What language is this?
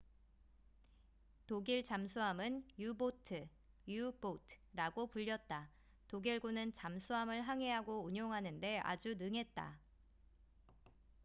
Korean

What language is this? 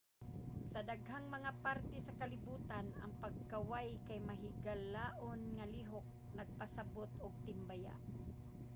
Cebuano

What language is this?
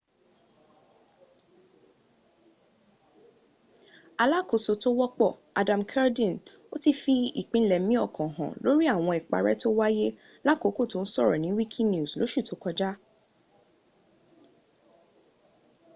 Yoruba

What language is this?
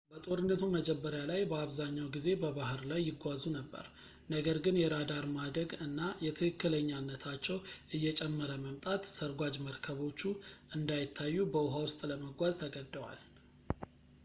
Amharic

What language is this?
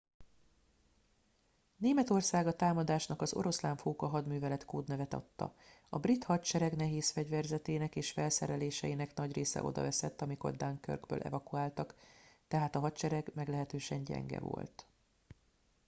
Hungarian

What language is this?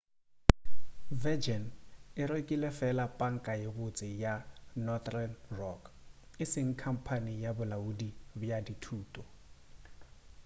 Northern Sotho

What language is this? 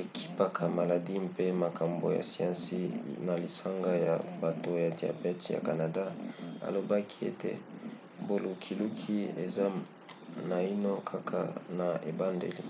Lingala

